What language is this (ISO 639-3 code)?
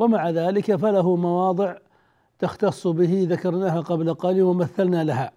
ara